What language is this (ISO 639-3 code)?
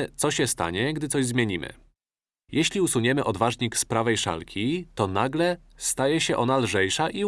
pol